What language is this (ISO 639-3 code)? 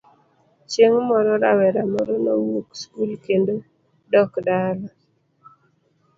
luo